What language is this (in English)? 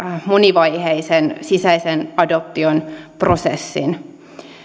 Finnish